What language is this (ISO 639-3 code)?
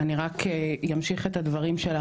heb